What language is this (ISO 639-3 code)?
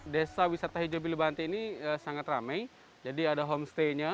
ind